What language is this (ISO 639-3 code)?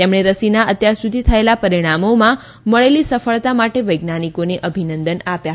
guj